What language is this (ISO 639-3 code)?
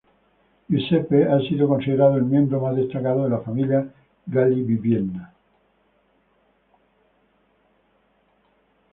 spa